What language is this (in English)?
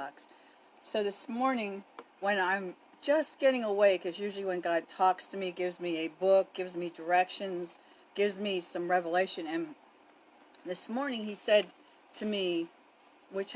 English